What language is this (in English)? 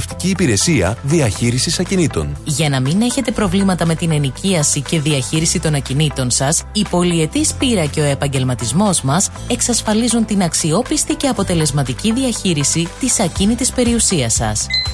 Greek